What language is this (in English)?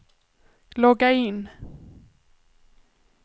Swedish